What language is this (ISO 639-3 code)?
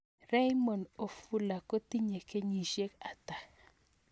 kln